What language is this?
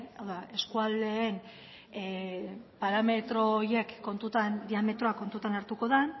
Basque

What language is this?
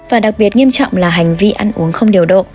Vietnamese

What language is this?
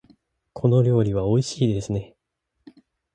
Japanese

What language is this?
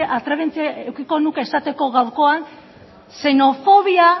Basque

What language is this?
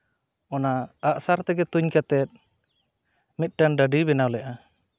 Santali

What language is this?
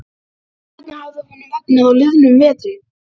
Icelandic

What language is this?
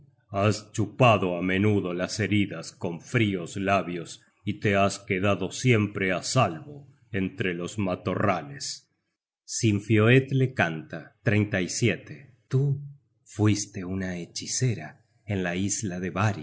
Spanish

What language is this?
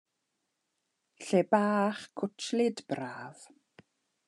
Welsh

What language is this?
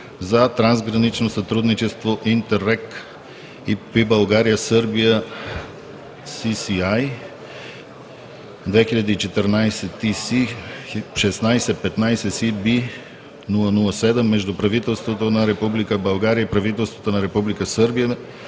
Bulgarian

